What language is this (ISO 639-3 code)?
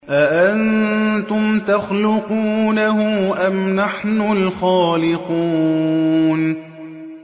ara